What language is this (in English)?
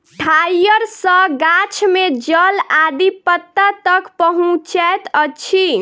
Maithili